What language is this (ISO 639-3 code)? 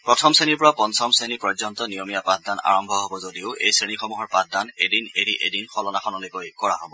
asm